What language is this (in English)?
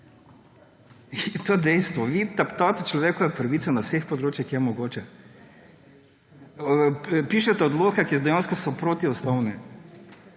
Slovenian